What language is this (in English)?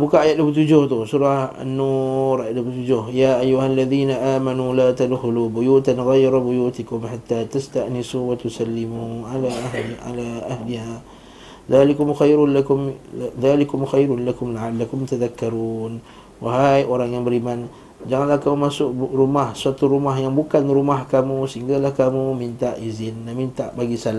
Malay